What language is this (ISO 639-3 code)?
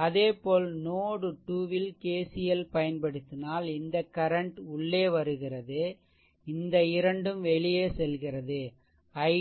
tam